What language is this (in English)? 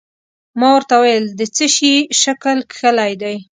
Pashto